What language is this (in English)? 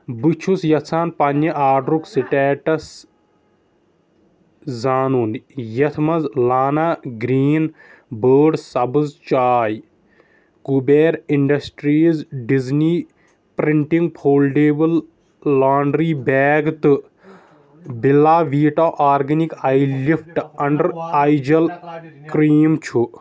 Kashmiri